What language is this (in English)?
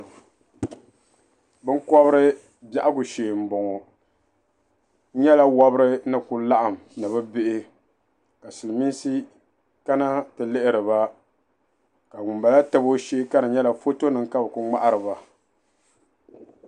Dagbani